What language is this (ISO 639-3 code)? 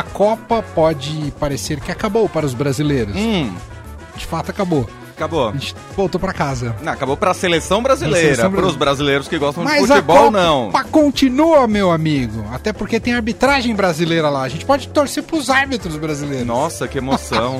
por